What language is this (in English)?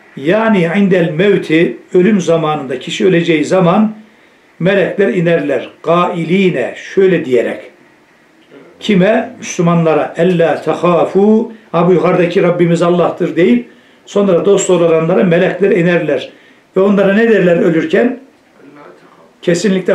Turkish